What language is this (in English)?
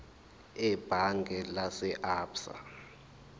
Zulu